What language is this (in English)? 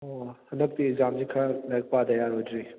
Manipuri